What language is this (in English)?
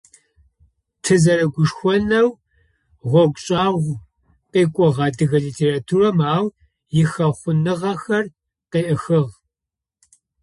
Adyghe